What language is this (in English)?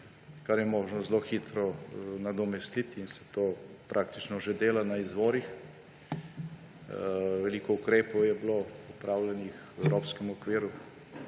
Slovenian